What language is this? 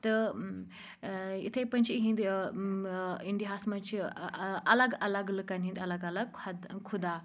Kashmiri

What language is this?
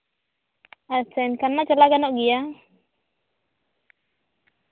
Santali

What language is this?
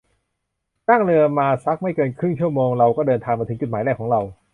Thai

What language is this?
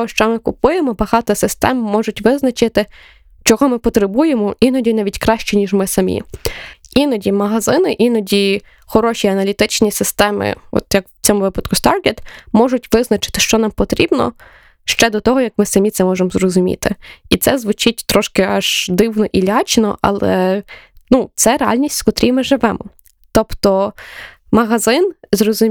Ukrainian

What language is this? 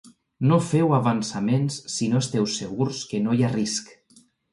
Catalan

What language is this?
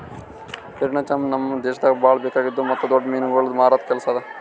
Kannada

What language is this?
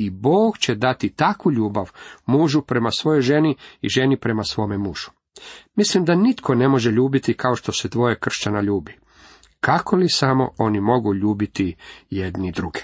Croatian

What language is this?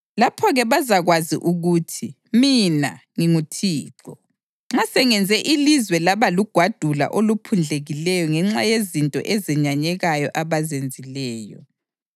North Ndebele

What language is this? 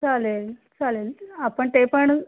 Marathi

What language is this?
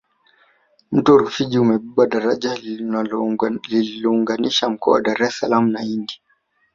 Swahili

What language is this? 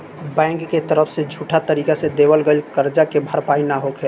Bhojpuri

